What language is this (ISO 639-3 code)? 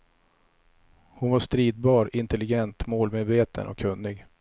swe